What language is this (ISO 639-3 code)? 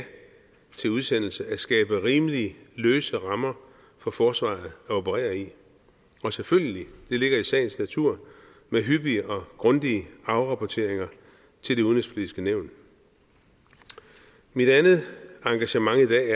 dan